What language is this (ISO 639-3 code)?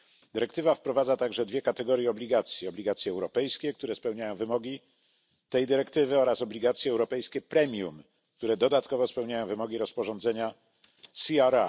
pol